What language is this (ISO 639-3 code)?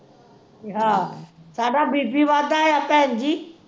pan